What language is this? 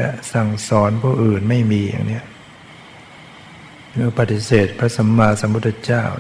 Thai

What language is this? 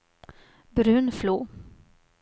Swedish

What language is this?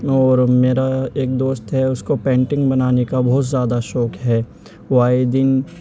Urdu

